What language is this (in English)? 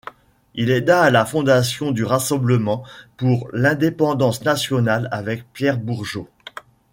French